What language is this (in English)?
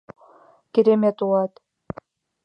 Mari